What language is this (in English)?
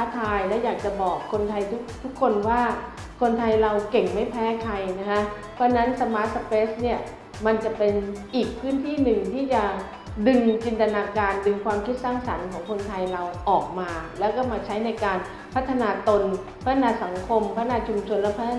Thai